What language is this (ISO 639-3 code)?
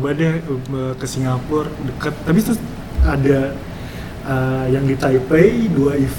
ind